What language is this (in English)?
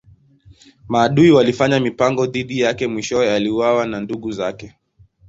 Swahili